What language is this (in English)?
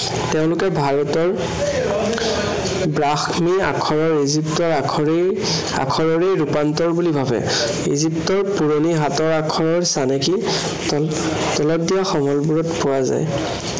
Assamese